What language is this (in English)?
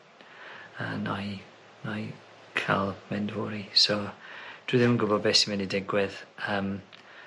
Welsh